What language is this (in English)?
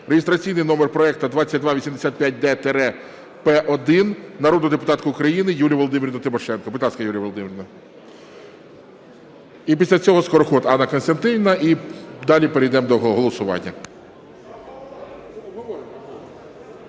Ukrainian